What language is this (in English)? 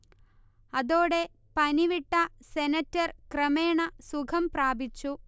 Malayalam